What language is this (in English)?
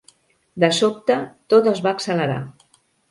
Catalan